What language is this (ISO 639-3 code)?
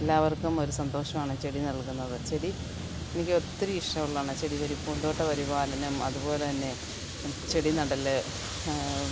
mal